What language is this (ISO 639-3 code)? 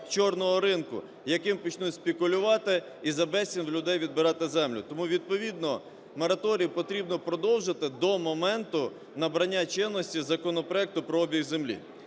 ukr